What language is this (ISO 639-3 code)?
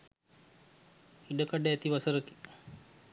sin